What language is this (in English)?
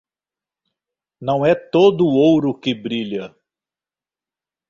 Portuguese